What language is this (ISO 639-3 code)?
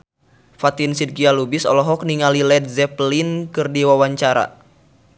sun